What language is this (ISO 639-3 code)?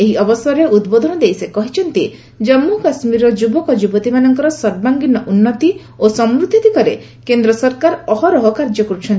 ori